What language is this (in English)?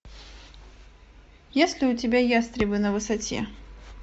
Russian